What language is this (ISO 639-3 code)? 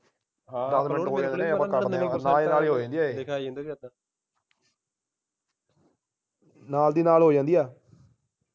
pan